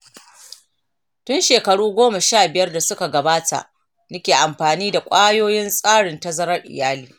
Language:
Hausa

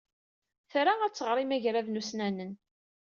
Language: Kabyle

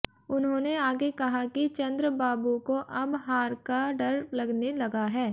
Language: Hindi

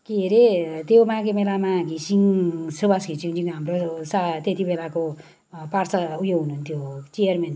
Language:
Nepali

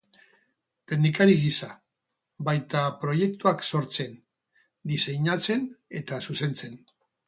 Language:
Basque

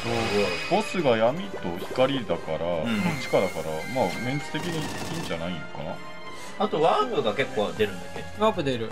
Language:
Japanese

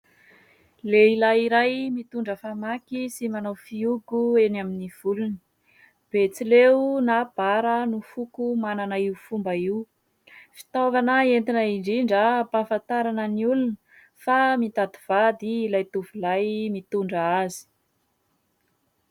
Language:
Malagasy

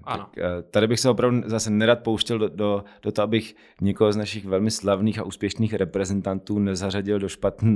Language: Czech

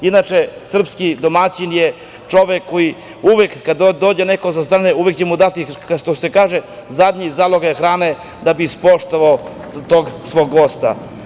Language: Serbian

